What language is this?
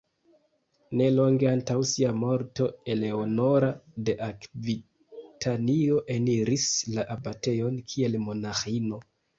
Esperanto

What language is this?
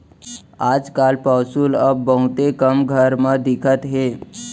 Chhattisgarhi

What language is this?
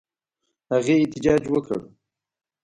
Pashto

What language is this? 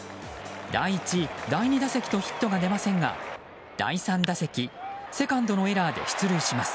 Japanese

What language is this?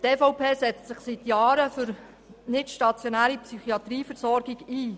Swiss German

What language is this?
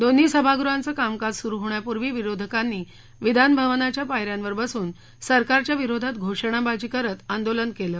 Marathi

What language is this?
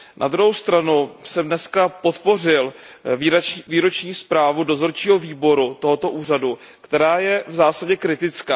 Czech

